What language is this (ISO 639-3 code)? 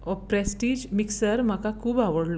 kok